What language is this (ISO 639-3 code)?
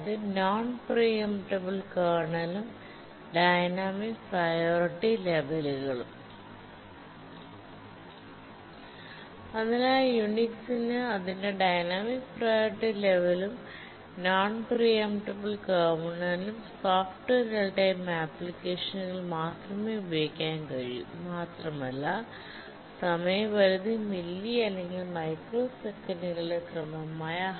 mal